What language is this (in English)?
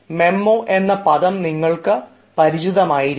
Malayalam